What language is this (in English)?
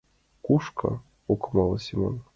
Mari